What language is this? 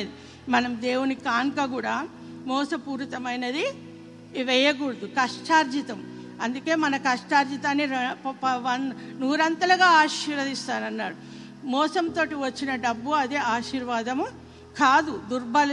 Telugu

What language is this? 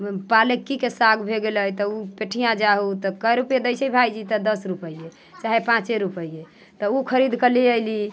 Maithili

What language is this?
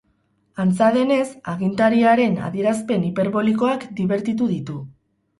Basque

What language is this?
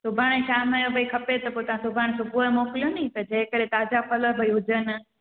Sindhi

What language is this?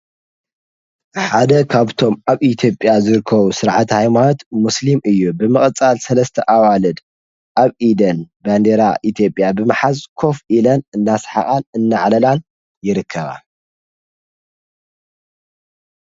Tigrinya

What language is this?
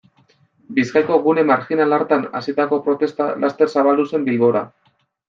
Basque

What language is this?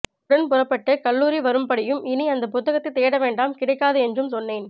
Tamil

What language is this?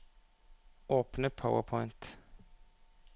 Norwegian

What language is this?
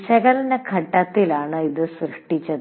Malayalam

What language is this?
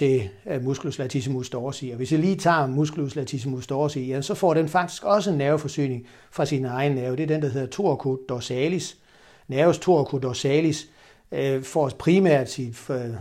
Danish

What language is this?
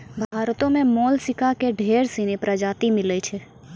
Maithili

